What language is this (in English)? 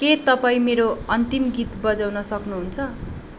Nepali